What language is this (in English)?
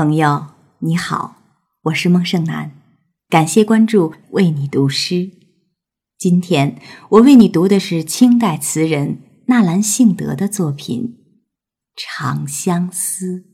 Chinese